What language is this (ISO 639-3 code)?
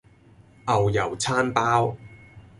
yue